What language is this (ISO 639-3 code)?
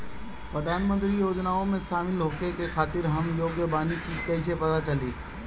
bho